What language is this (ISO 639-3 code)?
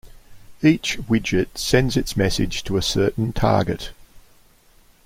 eng